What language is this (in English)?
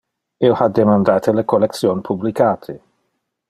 Interlingua